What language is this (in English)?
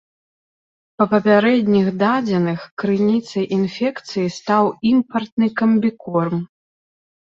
Belarusian